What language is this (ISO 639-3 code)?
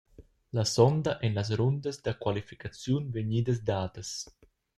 roh